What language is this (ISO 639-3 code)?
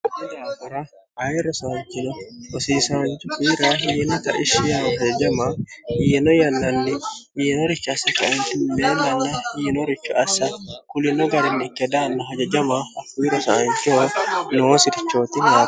sid